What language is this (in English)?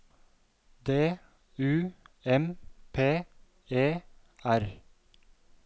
Norwegian